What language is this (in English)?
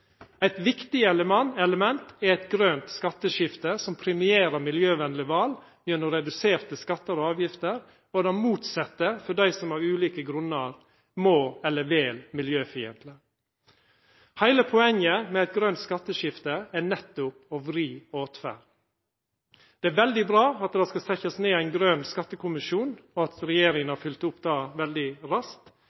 Norwegian Nynorsk